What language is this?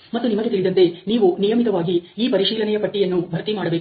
Kannada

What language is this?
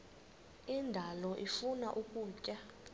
Xhosa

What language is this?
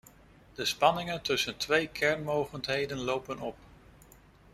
Dutch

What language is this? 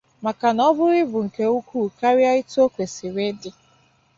Igbo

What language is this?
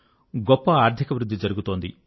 Telugu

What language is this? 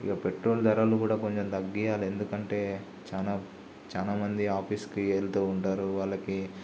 Telugu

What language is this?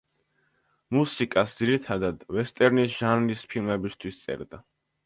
Georgian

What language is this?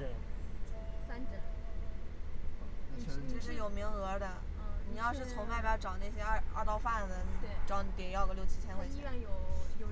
Chinese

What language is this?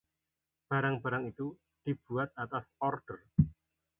Indonesian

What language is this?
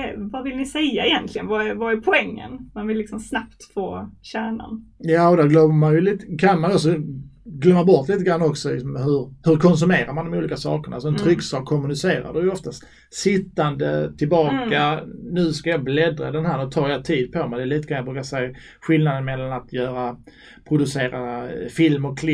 Swedish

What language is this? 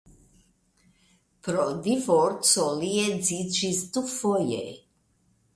Esperanto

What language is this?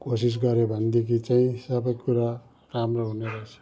Nepali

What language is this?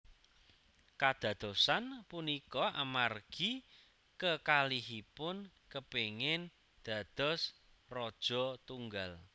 Javanese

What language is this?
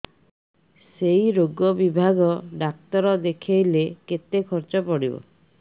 Odia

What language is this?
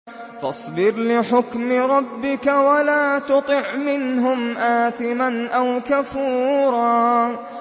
Arabic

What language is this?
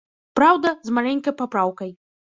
Belarusian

